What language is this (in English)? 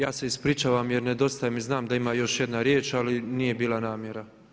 Croatian